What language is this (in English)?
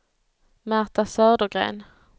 Swedish